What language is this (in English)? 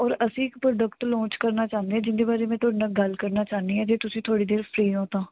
Punjabi